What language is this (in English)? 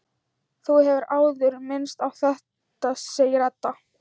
Icelandic